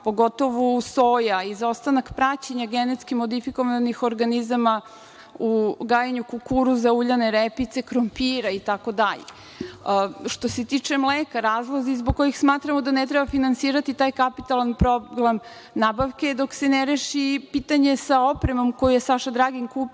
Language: Serbian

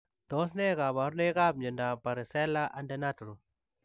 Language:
Kalenjin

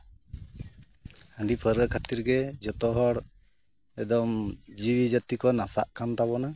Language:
Santali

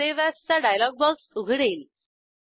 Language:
Marathi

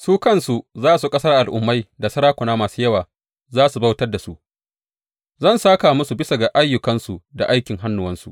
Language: Hausa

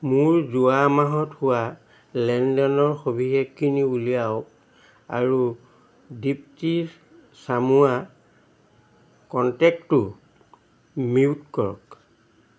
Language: Assamese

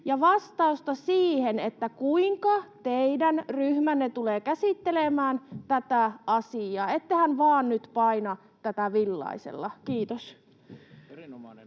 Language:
Finnish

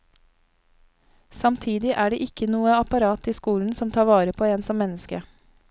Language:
Norwegian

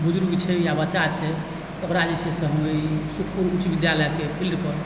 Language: Maithili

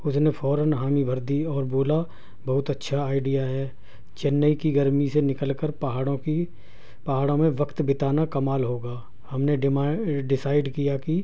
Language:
Urdu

